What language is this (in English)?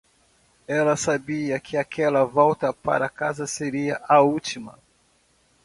Portuguese